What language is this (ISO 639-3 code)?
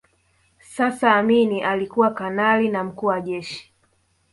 swa